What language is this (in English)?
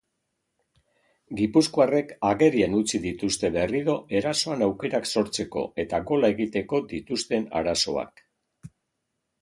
Basque